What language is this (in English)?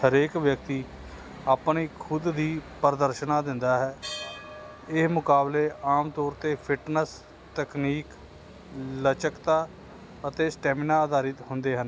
Punjabi